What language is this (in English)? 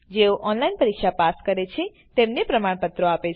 Gujarati